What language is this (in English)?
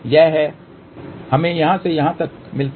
Hindi